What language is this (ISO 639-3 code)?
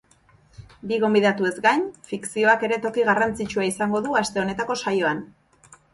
eus